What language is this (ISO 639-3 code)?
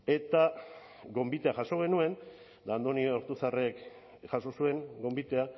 eus